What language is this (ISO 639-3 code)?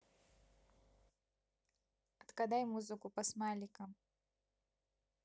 rus